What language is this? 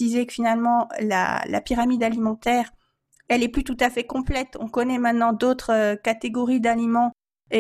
French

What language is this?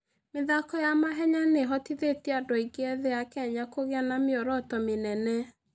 Kikuyu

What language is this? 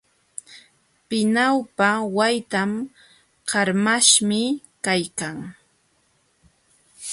Jauja Wanca Quechua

